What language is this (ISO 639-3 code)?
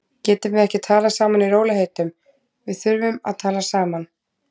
isl